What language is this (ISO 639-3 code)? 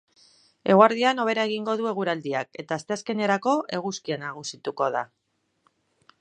eus